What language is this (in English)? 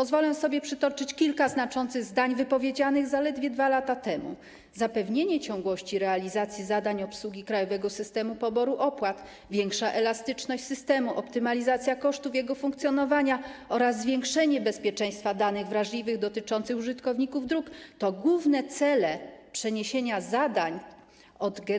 Polish